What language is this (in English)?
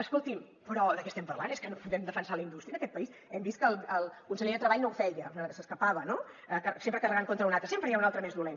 Catalan